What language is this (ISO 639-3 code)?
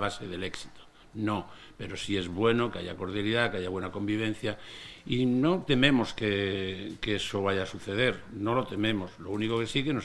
spa